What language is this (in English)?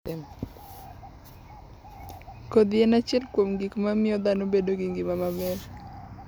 Luo (Kenya and Tanzania)